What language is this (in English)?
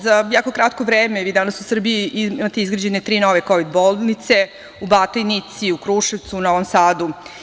Serbian